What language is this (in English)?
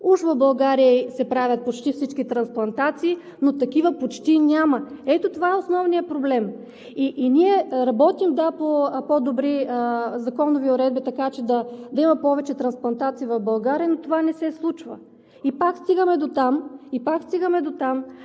Bulgarian